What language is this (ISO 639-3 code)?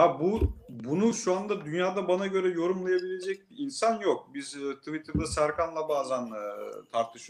tur